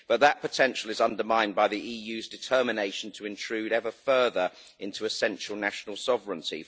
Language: English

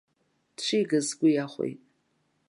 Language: Abkhazian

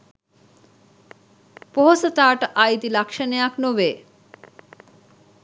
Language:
Sinhala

